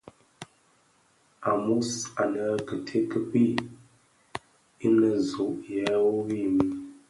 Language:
Bafia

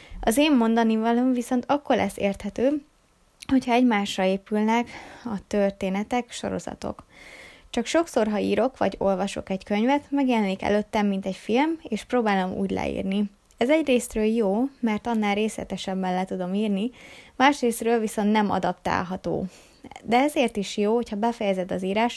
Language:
Hungarian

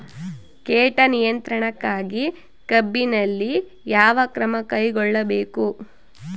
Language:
Kannada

